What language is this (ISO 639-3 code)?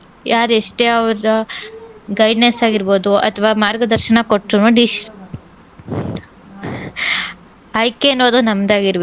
kan